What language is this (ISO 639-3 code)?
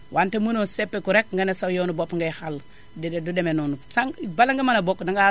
wol